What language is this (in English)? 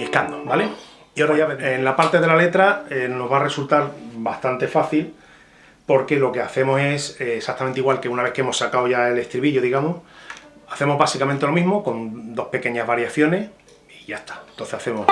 Spanish